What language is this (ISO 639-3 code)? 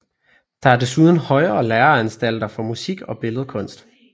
dan